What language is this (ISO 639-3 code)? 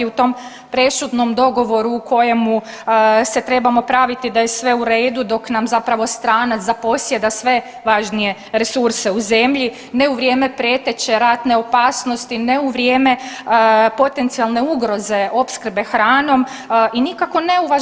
hrv